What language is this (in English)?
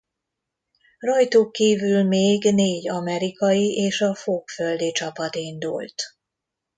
Hungarian